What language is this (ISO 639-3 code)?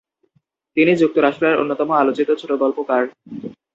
ben